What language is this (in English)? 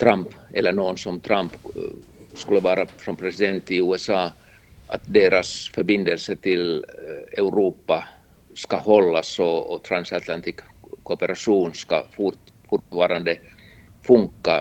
Swedish